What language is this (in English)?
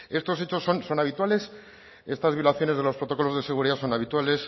Spanish